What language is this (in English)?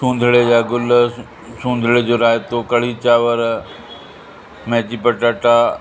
Sindhi